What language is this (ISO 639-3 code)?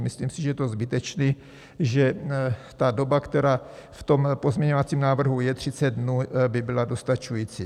ces